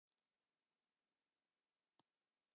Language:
Welsh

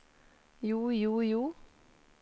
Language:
Norwegian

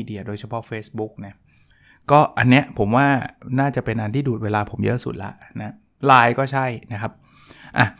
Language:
Thai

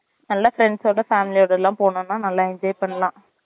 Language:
Tamil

